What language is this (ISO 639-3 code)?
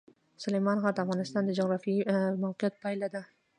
pus